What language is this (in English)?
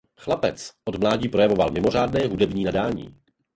Czech